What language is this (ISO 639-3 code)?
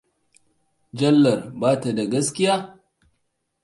hau